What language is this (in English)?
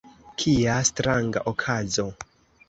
Esperanto